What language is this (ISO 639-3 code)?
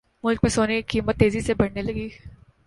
urd